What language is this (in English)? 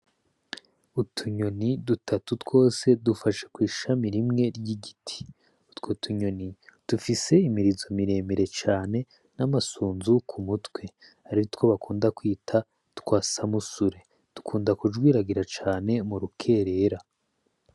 Rundi